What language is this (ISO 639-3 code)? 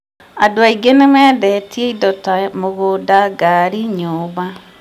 kik